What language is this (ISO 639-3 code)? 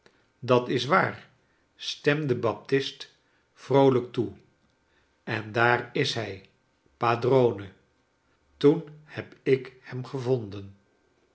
nld